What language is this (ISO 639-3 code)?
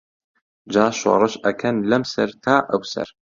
ckb